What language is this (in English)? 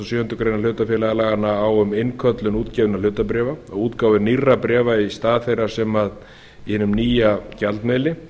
Icelandic